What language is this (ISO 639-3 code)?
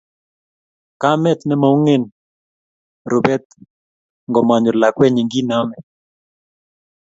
kln